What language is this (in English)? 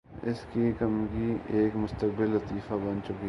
Urdu